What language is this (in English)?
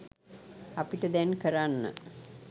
Sinhala